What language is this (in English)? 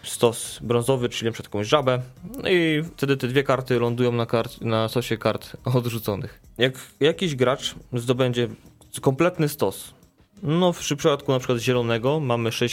Polish